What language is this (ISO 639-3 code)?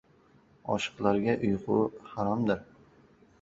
uzb